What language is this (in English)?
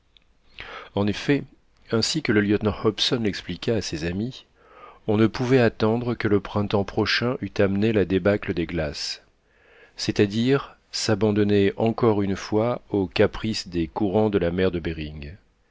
French